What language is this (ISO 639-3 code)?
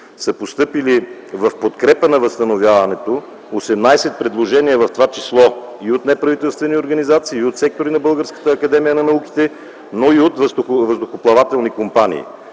bul